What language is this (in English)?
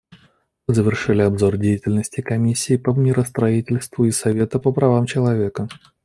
Russian